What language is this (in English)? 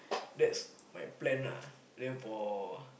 English